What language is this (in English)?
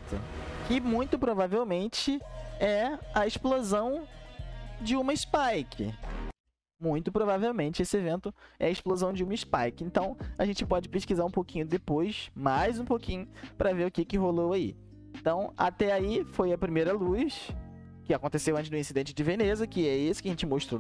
Portuguese